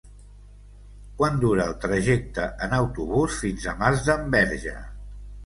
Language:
Catalan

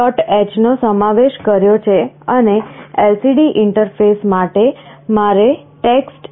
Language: Gujarati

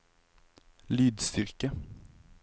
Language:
Norwegian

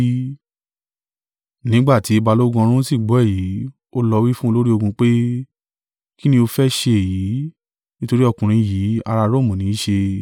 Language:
Yoruba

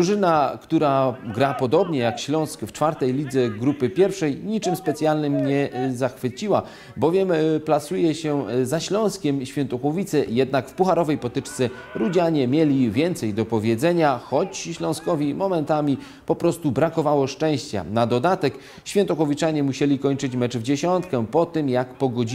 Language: Polish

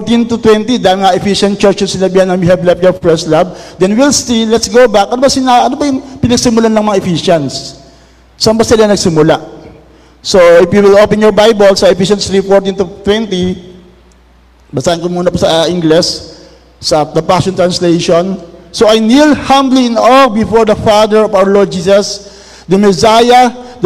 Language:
Filipino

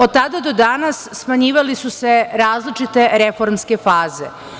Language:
Serbian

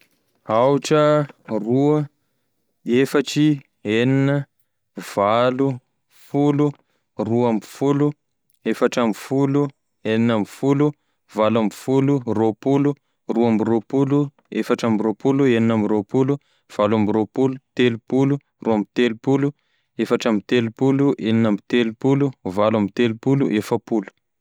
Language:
Tesaka Malagasy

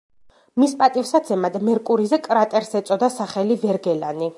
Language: Georgian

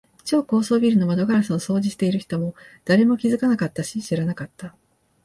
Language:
Japanese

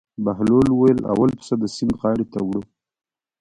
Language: Pashto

